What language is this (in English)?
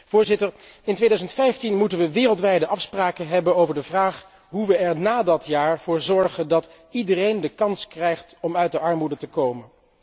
Dutch